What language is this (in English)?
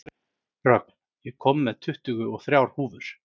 Icelandic